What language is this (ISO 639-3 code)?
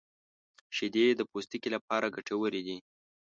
pus